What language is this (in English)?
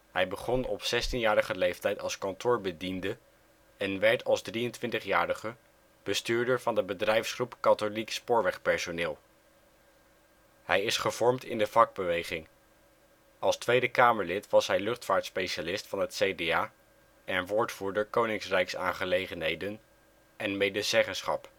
Dutch